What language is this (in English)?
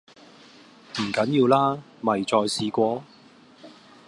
Cantonese